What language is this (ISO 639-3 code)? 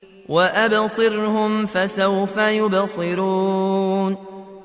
ara